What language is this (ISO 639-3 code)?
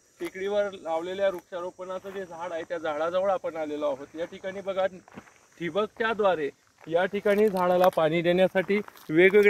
hin